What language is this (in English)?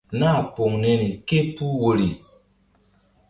Mbum